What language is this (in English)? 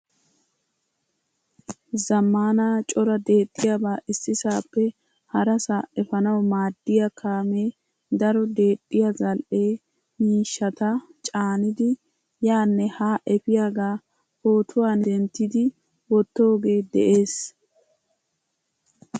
Wolaytta